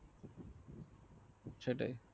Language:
Bangla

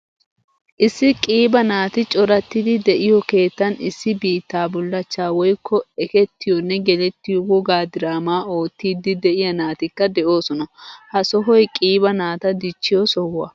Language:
Wolaytta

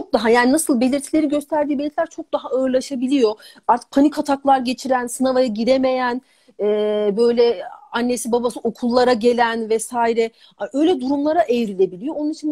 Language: Turkish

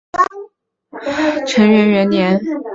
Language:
Chinese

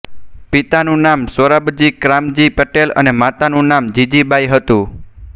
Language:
Gujarati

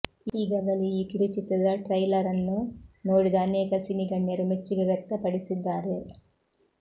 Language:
Kannada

